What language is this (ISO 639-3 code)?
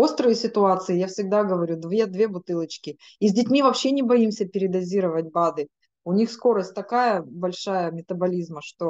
rus